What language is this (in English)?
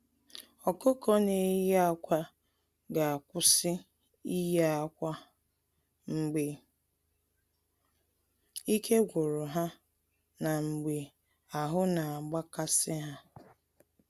Igbo